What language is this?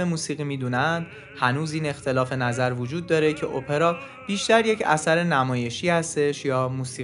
Persian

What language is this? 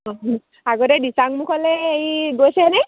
Assamese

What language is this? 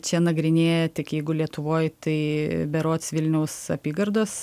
Lithuanian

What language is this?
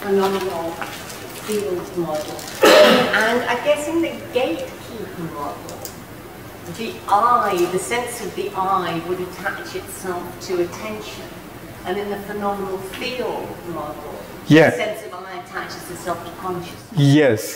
English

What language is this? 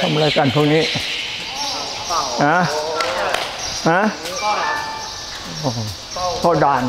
Thai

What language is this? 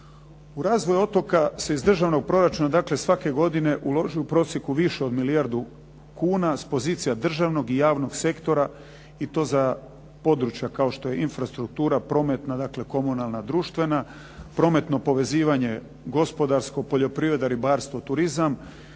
Croatian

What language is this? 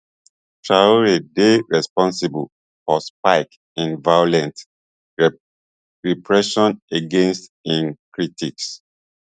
Nigerian Pidgin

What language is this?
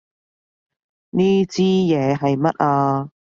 Cantonese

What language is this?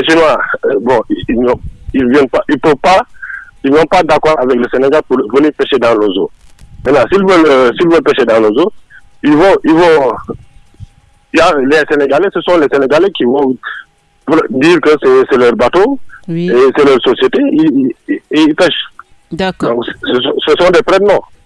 French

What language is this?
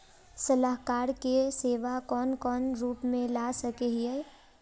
Magahi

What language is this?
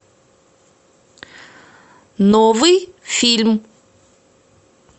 Russian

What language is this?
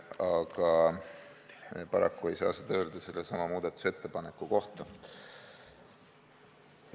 Estonian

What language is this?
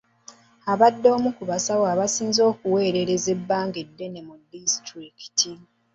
Ganda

